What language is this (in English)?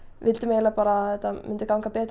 Icelandic